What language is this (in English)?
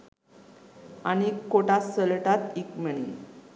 Sinhala